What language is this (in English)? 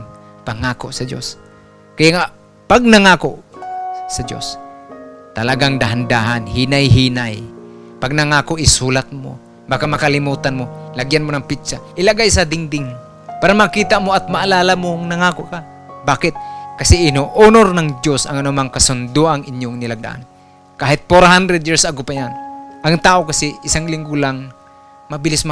Filipino